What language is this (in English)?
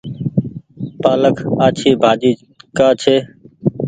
Goaria